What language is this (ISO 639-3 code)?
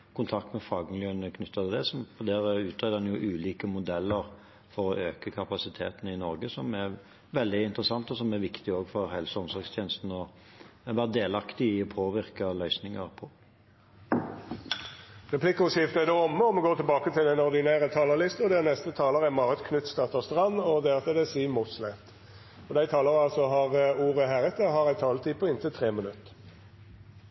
nor